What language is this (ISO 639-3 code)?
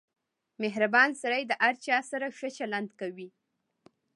pus